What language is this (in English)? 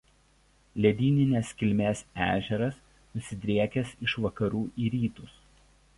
Lithuanian